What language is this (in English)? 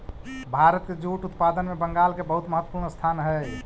Magahi